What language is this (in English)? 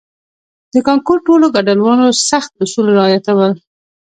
Pashto